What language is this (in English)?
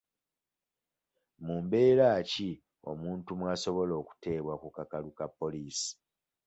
Ganda